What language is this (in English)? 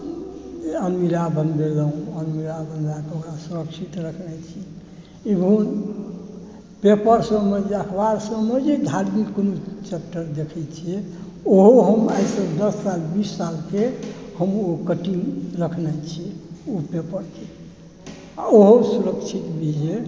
Maithili